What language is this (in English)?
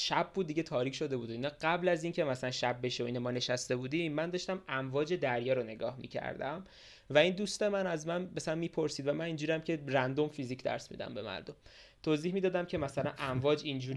Persian